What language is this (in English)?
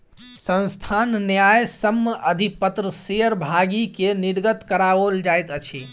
Maithili